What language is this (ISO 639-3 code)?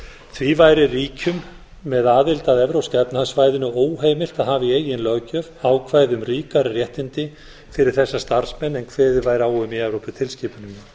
isl